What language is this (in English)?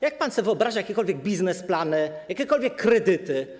Polish